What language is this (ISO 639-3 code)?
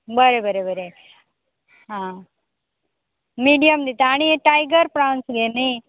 kok